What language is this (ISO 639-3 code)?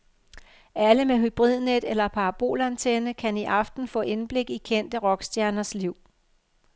dan